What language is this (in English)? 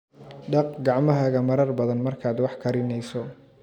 Somali